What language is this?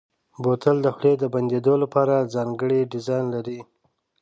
Pashto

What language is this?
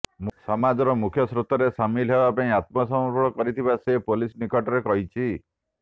Odia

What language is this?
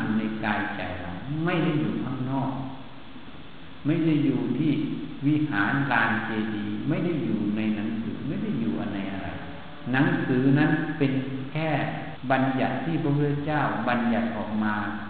Thai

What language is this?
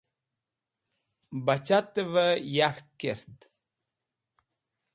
Wakhi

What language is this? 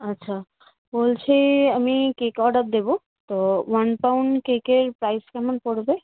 Bangla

